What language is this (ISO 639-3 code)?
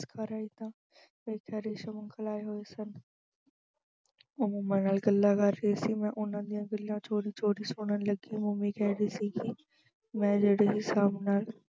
pan